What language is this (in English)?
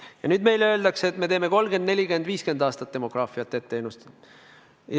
Estonian